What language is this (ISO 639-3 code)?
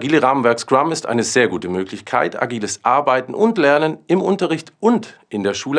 deu